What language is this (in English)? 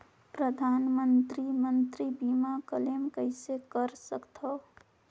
Chhattisgarhi